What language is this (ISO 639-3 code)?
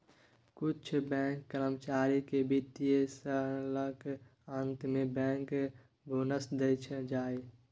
mai